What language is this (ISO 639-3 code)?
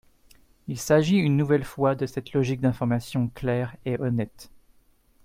fra